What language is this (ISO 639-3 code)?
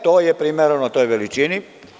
srp